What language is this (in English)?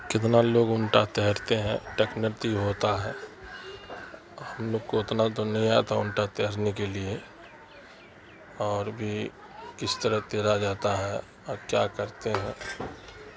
Urdu